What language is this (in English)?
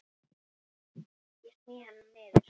Icelandic